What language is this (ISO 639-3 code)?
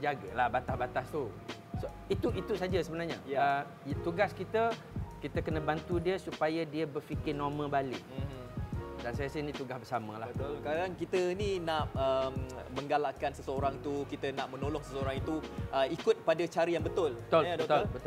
msa